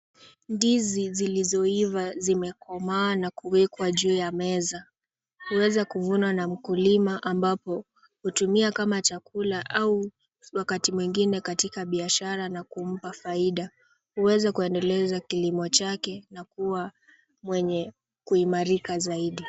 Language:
Swahili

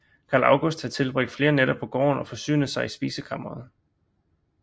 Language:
Danish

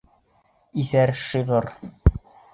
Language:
Bashkir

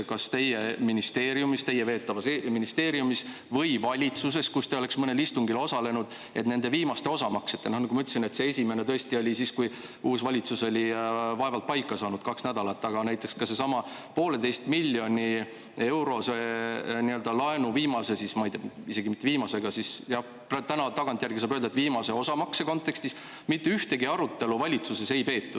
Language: Estonian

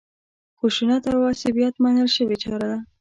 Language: Pashto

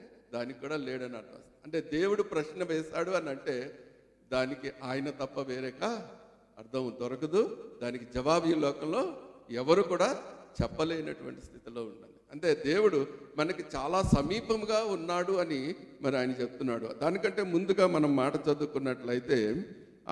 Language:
Telugu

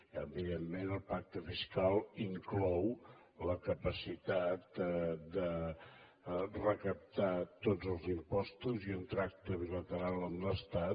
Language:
Catalan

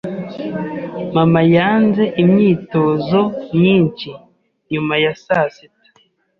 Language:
Kinyarwanda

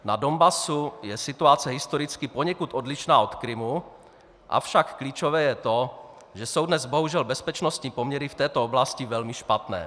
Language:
Czech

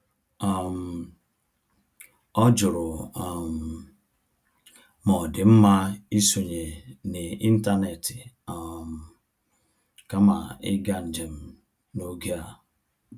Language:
Igbo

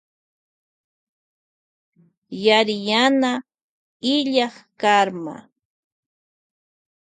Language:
Loja Highland Quichua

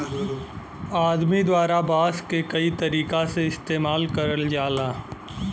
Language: Bhojpuri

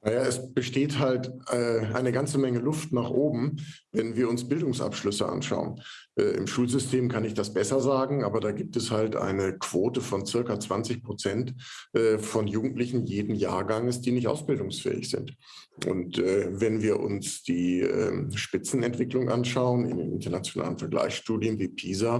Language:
German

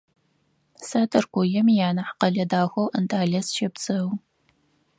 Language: Adyghe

